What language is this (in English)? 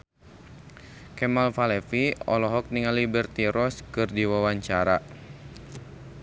Sundanese